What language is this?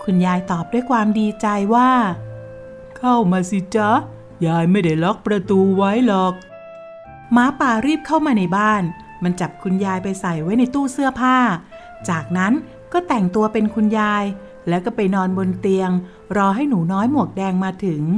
Thai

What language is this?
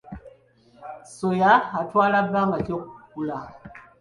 Ganda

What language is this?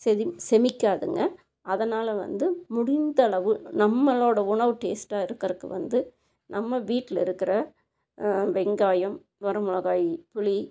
Tamil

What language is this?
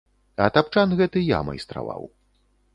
Belarusian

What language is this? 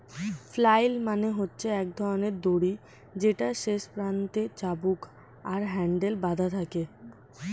Bangla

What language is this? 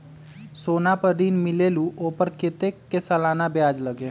Magahi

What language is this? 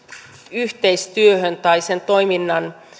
Finnish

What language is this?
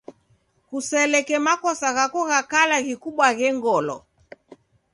Taita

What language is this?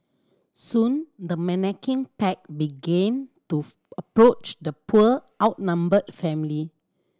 English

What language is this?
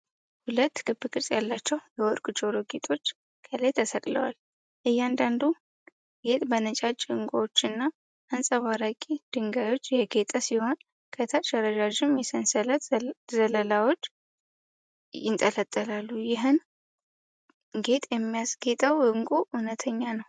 Amharic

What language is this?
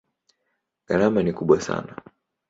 Swahili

